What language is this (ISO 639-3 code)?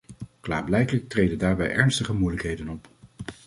nld